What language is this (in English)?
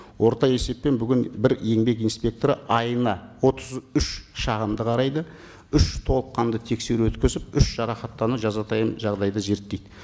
Kazakh